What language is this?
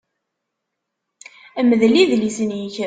Kabyle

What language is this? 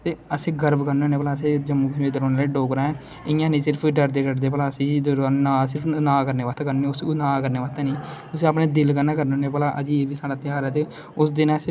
Dogri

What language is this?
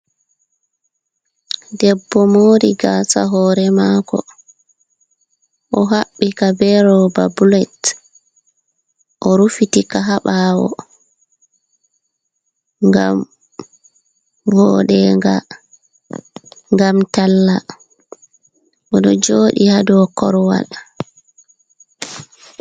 Fula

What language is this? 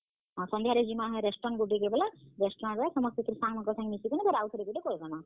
Odia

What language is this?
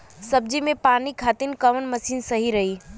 Bhojpuri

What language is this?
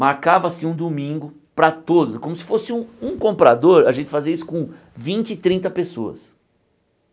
Portuguese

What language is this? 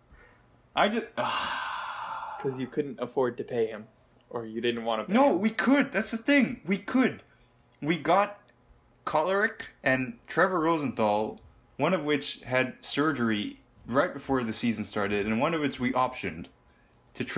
English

